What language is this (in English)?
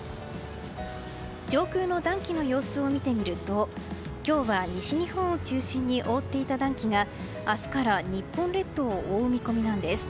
Japanese